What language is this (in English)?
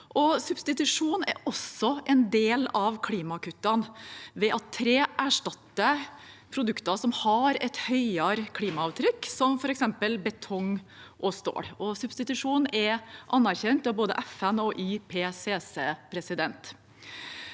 Norwegian